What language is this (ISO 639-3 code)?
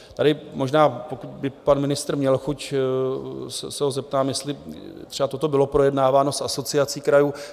ces